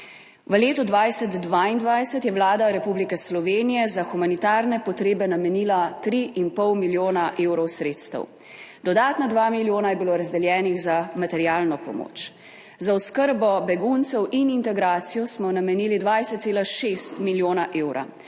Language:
Slovenian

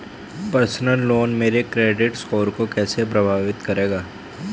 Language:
Hindi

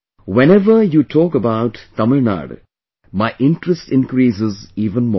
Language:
English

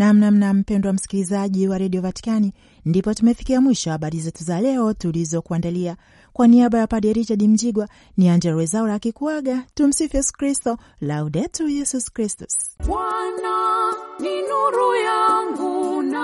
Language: Swahili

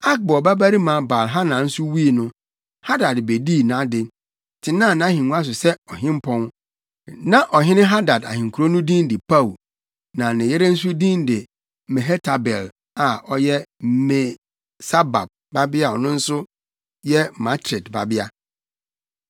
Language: Akan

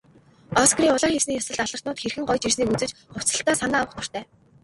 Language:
Mongolian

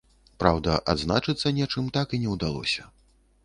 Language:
Belarusian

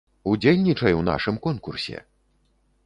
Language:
Belarusian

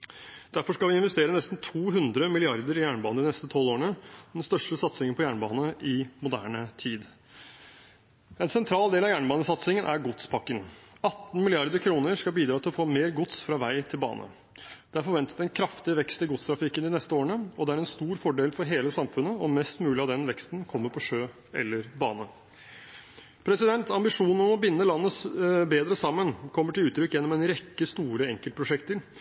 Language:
Norwegian Bokmål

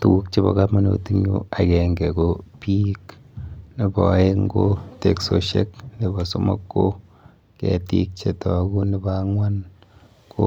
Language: Kalenjin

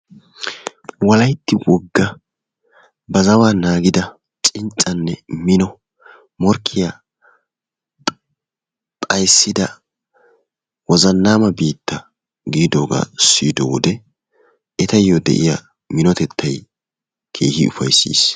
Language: Wolaytta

